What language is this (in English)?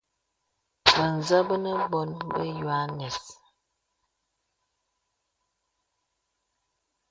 Bebele